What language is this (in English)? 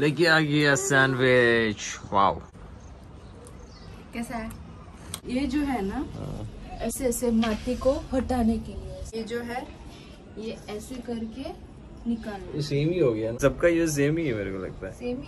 Hindi